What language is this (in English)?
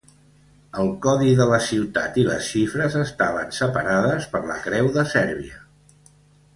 Catalan